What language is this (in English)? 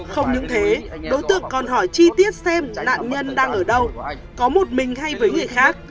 Vietnamese